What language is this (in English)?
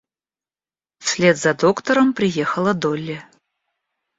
Russian